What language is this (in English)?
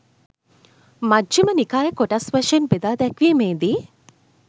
Sinhala